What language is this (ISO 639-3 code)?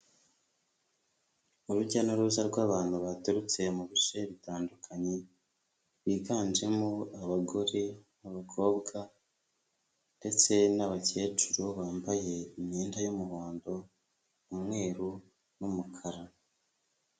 kin